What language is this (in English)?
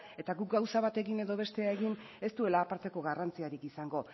Basque